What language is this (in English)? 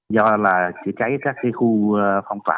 Vietnamese